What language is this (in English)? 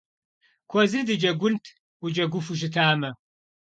Kabardian